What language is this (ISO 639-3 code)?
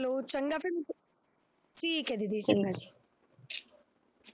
pan